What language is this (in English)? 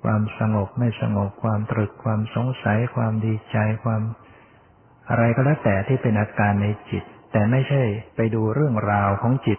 Thai